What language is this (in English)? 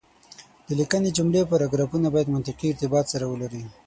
Pashto